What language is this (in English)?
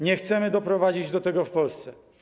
Polish